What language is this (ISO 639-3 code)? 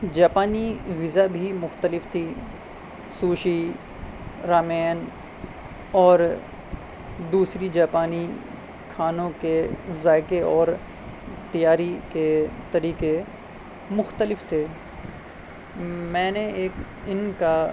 urd